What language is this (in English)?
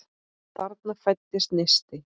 Icelandic